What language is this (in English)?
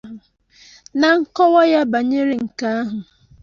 Igbo